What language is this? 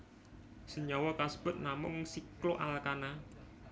Javanese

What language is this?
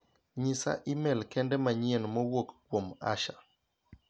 Luo (Kenya and Tanzania)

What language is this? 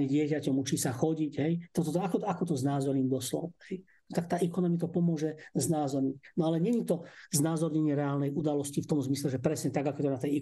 Slovak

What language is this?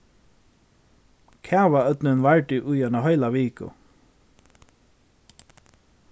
Faroese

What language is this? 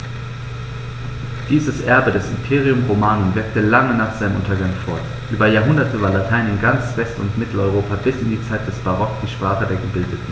German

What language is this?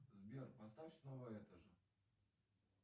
Russian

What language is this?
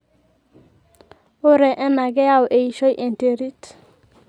Masai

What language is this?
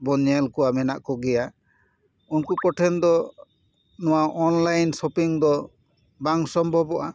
Santali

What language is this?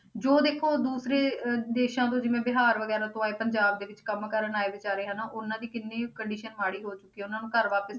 Punjabi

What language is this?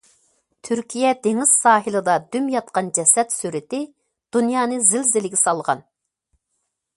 Uyghur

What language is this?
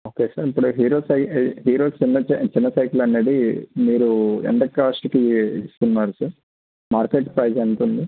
Telugu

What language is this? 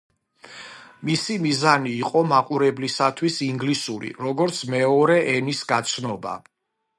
Georgian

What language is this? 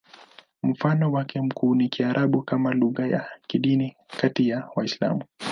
Swahili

